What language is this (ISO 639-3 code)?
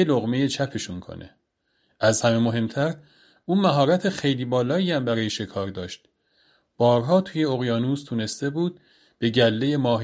fas